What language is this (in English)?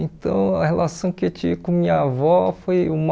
Portuguese